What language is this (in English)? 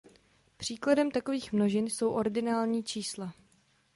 Czech